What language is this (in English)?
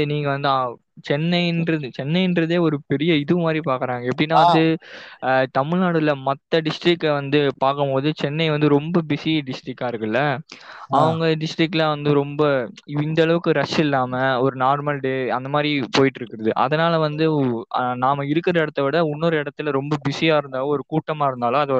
Tamil